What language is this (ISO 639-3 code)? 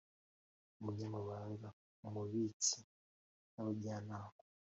kin